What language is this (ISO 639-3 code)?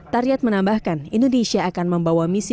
ind